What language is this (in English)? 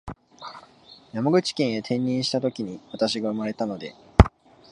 Japanese